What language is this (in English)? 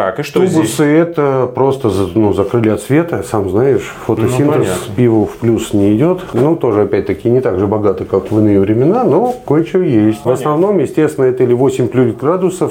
Russian